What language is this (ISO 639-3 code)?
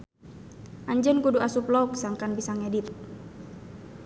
sun